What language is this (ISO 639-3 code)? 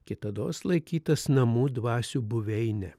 lit